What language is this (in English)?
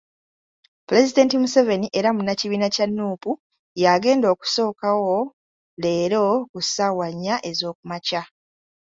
Ganda